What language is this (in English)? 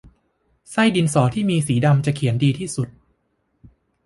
Thai